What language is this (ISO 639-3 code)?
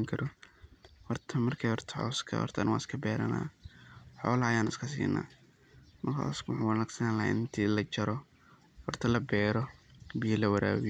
som